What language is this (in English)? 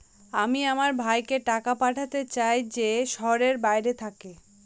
Bangla